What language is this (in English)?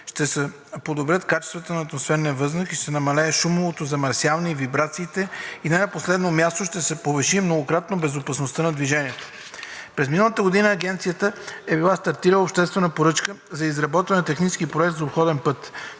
Bulgarian